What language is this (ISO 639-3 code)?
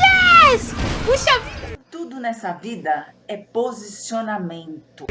por